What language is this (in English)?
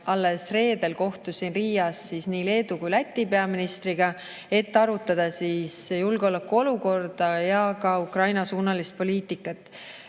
Estonian